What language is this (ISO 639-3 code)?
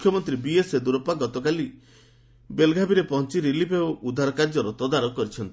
ori